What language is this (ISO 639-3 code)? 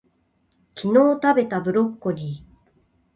jpn